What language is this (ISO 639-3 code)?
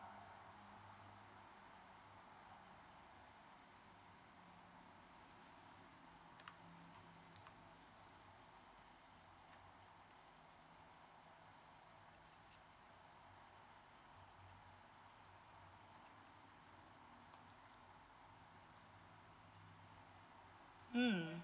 eng